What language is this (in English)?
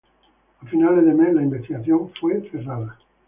Spanish